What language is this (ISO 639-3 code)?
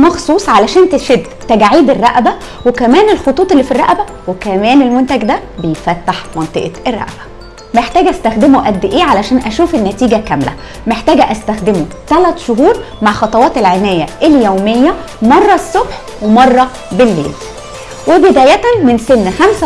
ara